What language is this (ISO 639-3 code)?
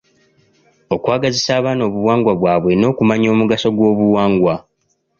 lug